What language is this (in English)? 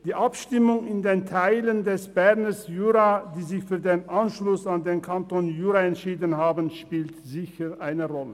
Swiss German